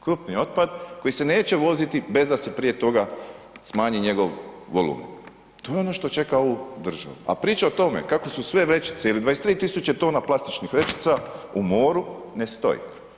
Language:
Croatian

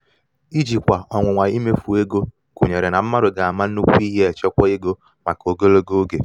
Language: Igbo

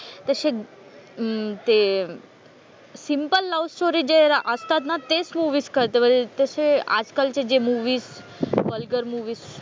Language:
Marathi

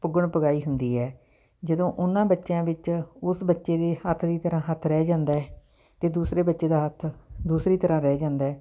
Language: Punjabi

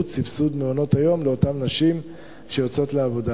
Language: Hebrew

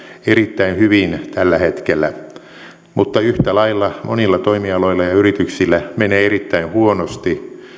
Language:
Finnish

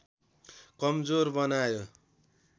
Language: Nepali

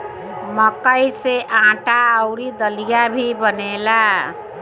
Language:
Bhojpuri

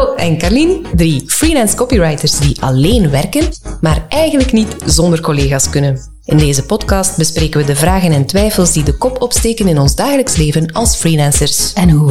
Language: Dutch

